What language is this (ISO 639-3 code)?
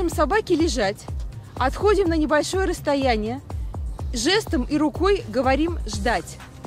rus